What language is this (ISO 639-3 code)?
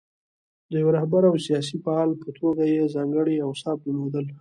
pus